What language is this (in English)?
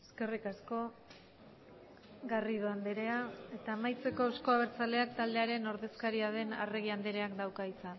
Basque